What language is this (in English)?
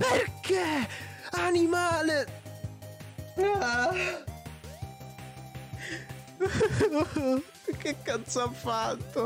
Italian